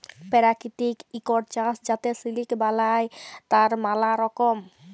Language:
Bangla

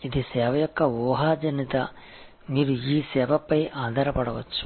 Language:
Telugu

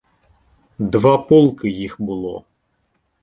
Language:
Ukrainian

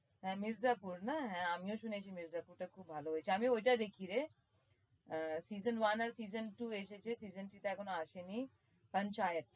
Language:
Bangla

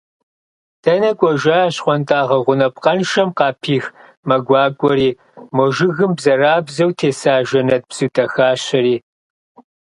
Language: Kabardian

